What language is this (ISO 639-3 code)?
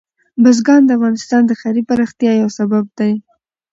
pus